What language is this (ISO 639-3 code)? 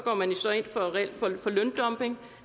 dan